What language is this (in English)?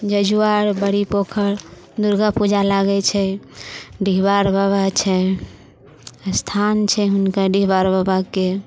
Maithili